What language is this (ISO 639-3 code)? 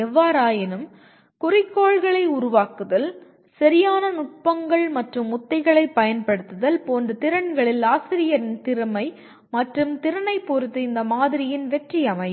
tam